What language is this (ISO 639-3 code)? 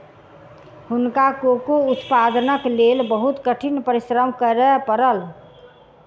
mai